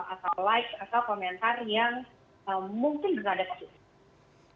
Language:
Indonesian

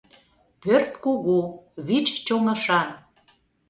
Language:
Mari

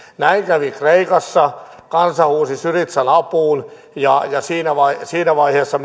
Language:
Finnish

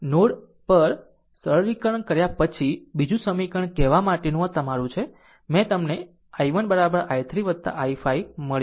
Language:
Gujarati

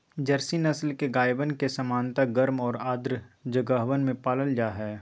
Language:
Magahi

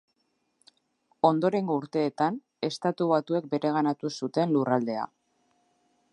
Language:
Basque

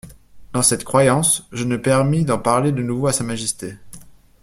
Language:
French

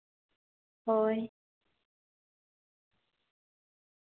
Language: Santali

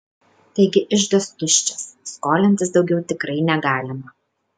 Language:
Lithuanian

